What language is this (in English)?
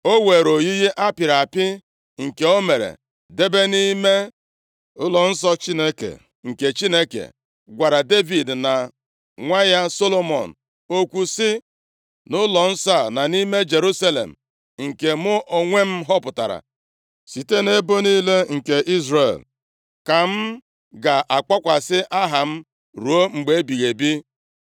Igbo